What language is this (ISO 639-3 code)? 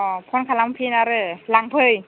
brx